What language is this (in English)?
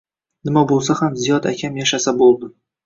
Uzbek